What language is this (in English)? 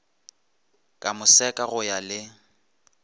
Northern Sotho